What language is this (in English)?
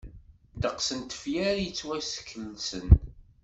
Kabyle